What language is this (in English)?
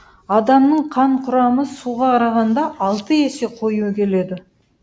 Kazakh